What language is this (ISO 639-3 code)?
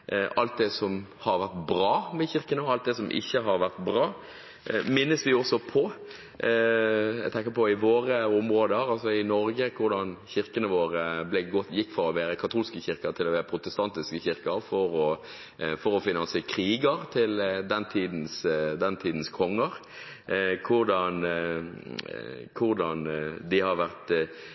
nob